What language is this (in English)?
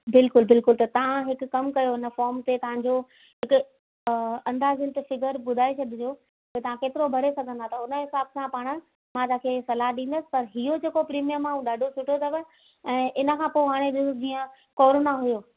Sindhi